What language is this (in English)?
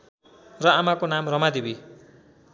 Nepali